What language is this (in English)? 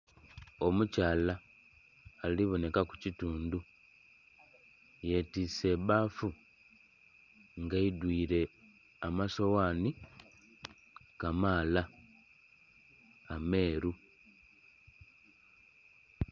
Soga